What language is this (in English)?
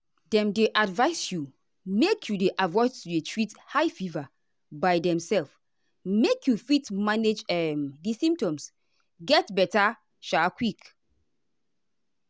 Nigerian Pidgin